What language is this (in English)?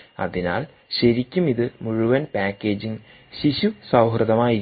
Malayalam